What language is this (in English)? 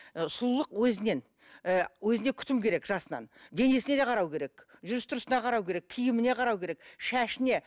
Kazakh